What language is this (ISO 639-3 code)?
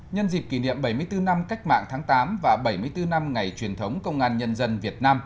vie